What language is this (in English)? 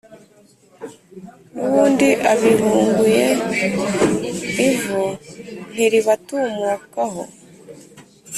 Kinyarwanda